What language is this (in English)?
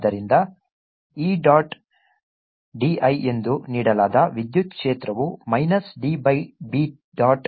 Kannada